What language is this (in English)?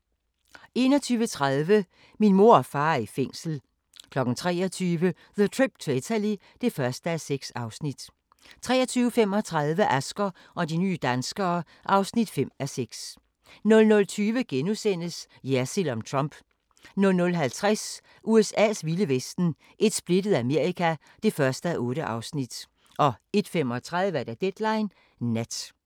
Danish